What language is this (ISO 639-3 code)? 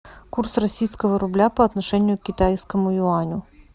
rus